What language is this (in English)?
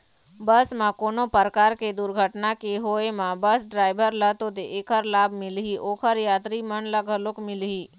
Chhattisgarhi